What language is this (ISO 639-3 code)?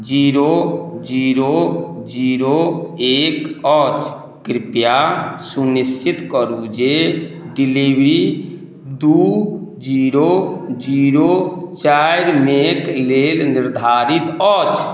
mai